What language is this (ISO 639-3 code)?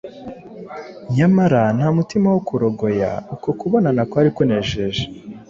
kin